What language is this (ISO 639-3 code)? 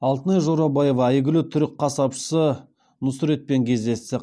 kaz